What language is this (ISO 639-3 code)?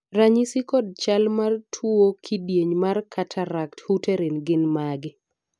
luo